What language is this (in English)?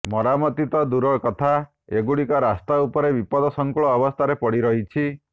Odia